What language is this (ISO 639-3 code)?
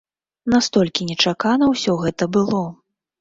bel